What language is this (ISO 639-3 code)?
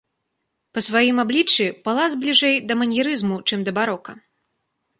bel